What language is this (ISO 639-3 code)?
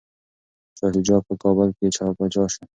pus